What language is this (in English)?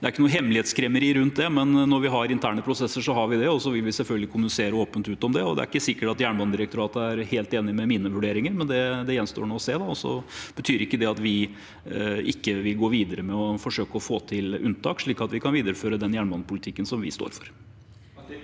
Norwegian